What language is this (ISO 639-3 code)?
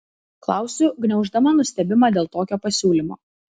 lit